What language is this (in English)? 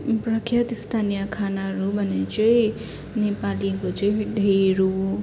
Nepali